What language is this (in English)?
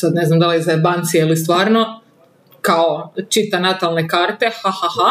Croatian